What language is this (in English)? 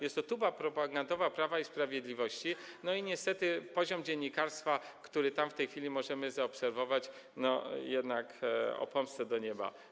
Polish